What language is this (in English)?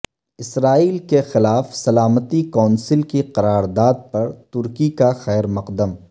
Urdu